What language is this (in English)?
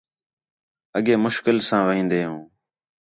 Khetrani